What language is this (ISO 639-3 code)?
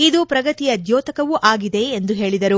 kan